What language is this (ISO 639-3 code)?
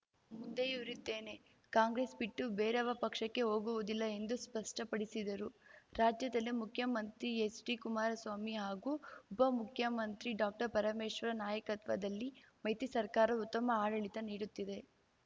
kan